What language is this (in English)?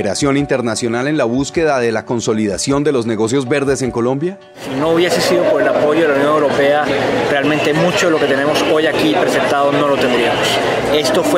Spanish